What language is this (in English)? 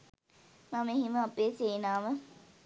Sinhala